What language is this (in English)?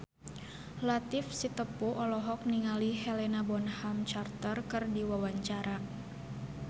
Sundanese